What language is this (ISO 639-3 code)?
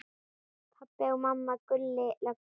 isl